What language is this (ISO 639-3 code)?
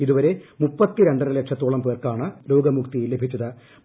mal